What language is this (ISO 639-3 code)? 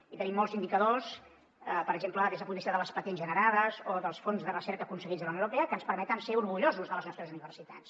cat